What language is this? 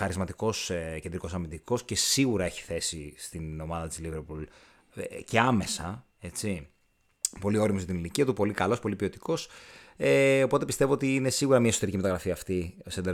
Greek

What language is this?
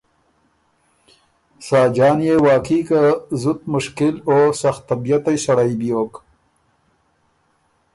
Ormuri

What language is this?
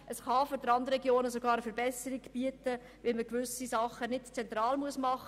Swiss German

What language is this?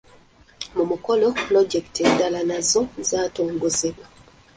Ganda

